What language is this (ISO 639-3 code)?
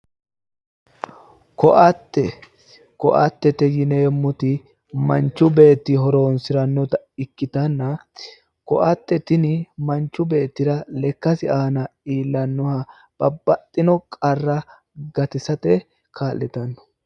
sid